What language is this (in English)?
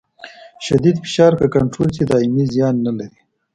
Pashto